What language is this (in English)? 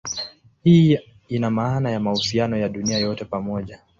Swahili